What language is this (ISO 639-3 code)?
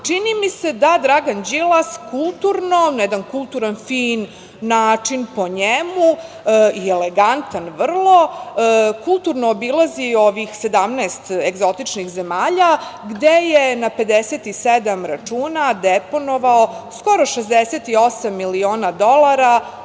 srp